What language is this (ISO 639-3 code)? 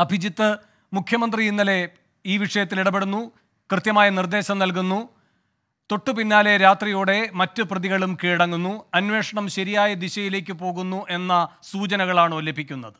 mal